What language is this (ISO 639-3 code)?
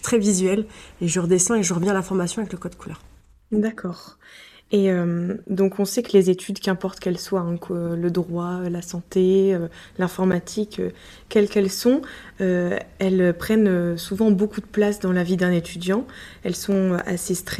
fra